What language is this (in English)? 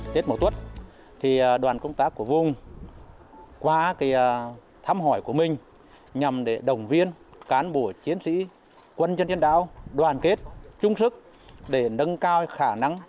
Vietnamese